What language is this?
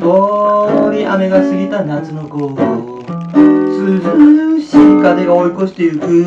Japanese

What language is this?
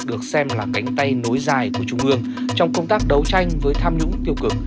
Vietnamese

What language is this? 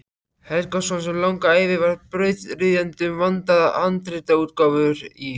Icelandic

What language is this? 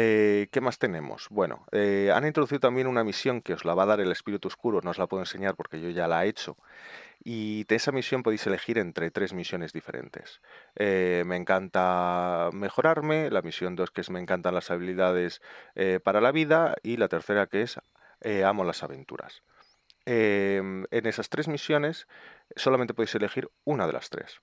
Spanish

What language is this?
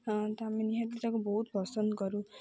Odia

